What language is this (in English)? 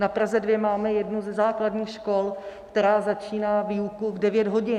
Czech